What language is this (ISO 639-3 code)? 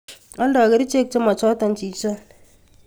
kln